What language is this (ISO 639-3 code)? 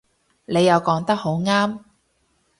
yue